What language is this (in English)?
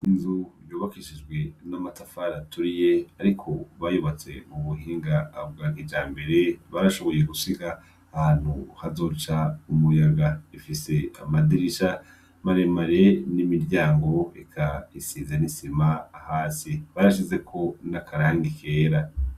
Rundi